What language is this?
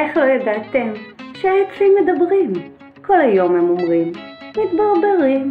Hebrew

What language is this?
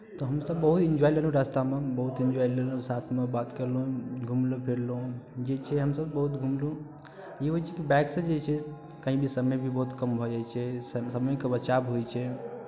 Maithili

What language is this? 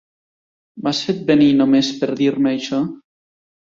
Catalan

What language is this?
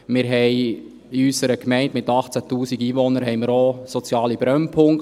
Swiss German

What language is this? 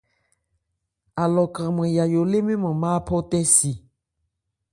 Ebrié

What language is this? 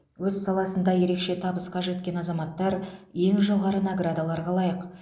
Kazakh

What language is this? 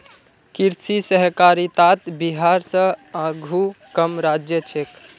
Magahi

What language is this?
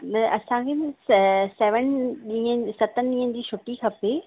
Sindhi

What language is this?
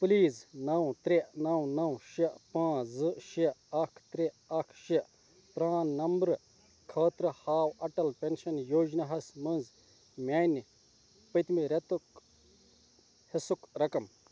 Kashmiri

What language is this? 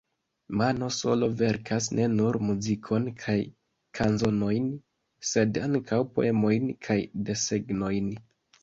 Esperanto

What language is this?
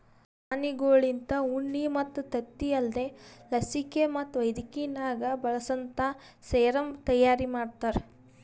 Kannada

